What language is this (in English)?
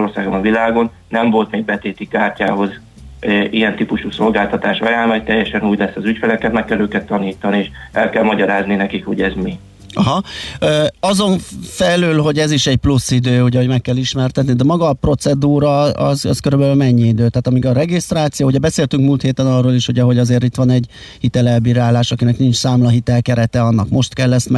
Hungarian